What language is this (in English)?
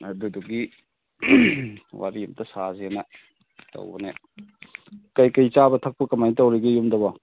Manipuri